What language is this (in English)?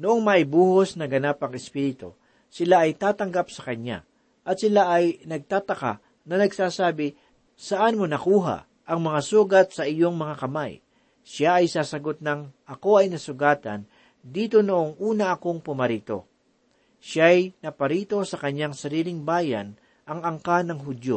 Filipino